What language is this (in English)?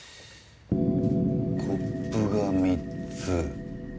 Japanese